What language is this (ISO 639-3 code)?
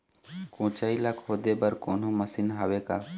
hne